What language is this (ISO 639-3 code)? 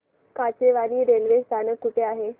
mar